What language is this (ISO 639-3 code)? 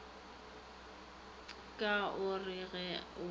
nso